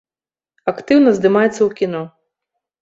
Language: Belarusian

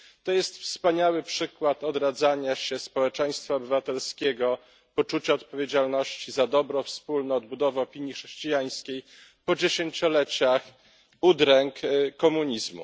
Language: Polish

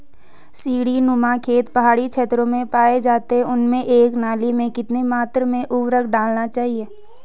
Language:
Hindi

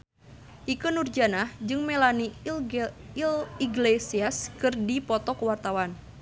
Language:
Sundanese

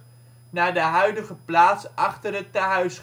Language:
Dutch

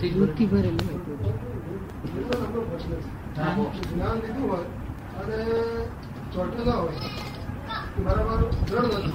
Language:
Gujarati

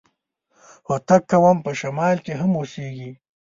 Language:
Pashto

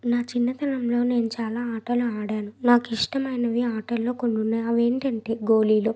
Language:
Telugu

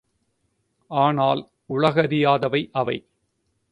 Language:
Tamil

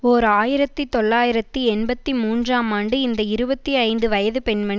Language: Tamil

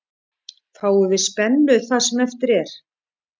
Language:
Icelandic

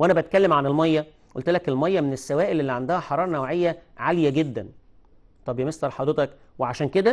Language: Arabic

